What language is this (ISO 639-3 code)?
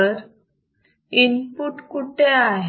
mar